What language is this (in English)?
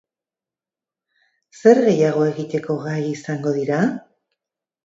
Basque